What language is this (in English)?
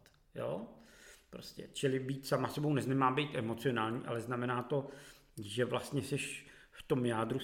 Czech